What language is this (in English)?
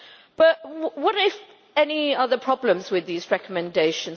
English